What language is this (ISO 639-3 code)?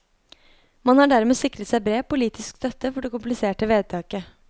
nor